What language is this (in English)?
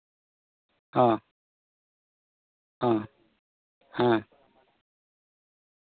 Santali